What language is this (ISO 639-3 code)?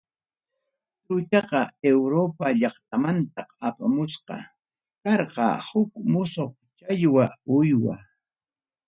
quy